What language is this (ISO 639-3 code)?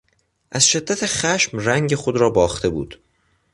fas